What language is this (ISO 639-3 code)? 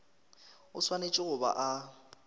nso